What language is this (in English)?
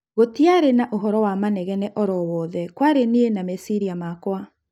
Kikuyu